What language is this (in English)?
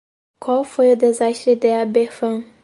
Portuguese